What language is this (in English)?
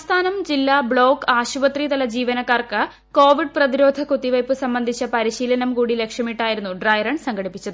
Malayalam